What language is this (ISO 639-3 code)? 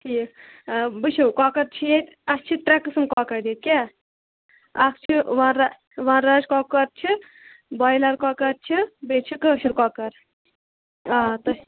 kas